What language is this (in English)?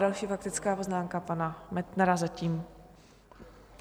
Czech